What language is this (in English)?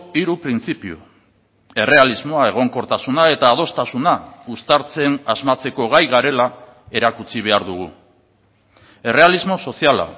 Basque